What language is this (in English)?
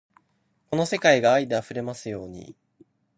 Japanese